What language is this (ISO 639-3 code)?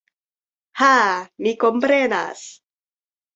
epo